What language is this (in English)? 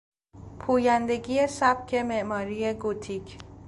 Persian